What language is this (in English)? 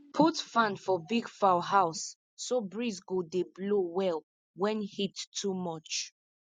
Nigerian Pidgin